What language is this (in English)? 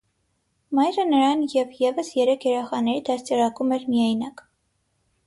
Armenian